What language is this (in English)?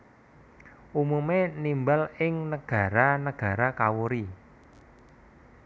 Javanese